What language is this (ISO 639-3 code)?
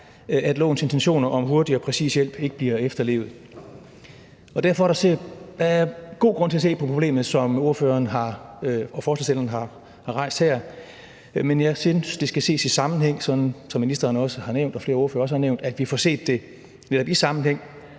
dan